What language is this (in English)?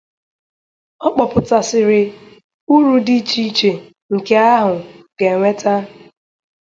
Igbo